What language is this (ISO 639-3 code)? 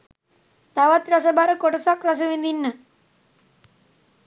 sin